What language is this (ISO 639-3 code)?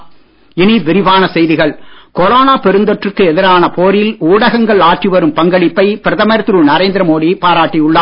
tam